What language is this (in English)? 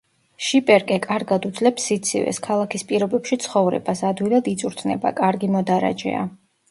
Georgian